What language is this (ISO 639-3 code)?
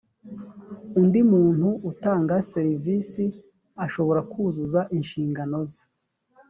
kin